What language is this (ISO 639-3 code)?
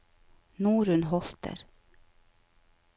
nor